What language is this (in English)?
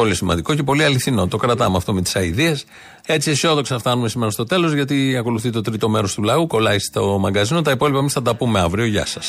Greek